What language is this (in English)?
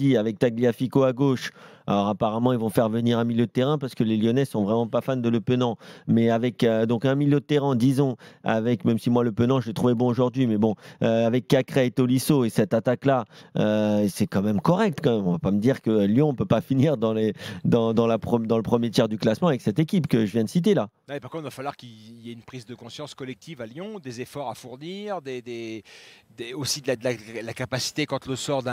French